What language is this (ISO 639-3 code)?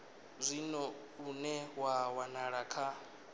ven